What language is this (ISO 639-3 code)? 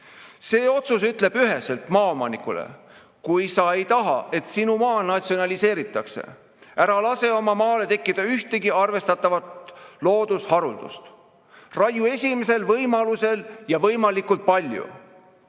est